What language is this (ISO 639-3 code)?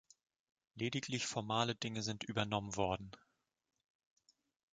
deu